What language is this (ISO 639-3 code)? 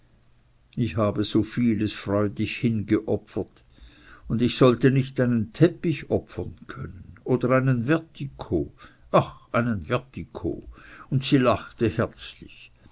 deu